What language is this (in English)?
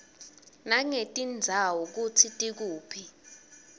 Swati